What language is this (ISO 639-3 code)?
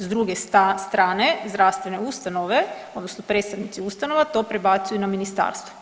hrv